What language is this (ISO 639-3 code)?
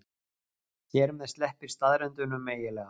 isl